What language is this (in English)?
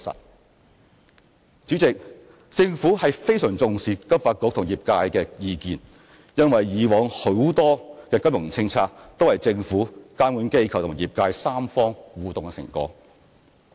Cantonese